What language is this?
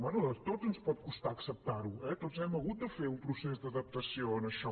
Catalan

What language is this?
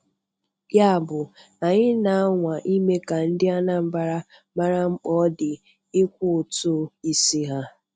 Igbo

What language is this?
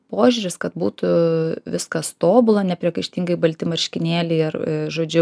Lithuanian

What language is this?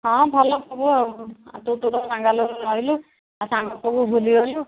Odia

